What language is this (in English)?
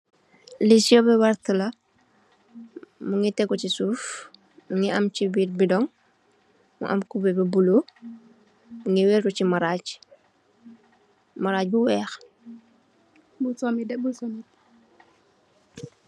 Wolof